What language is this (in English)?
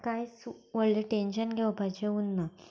Konkani